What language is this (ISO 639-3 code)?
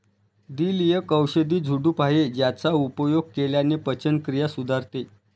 mar